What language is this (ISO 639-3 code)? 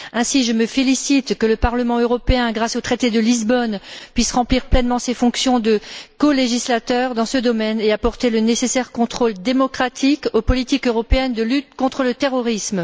fra